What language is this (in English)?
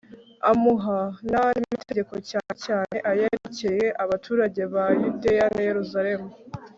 Kinyarwanda